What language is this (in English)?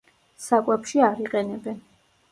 Georgian